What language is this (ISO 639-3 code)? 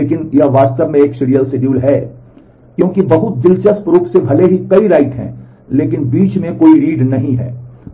hin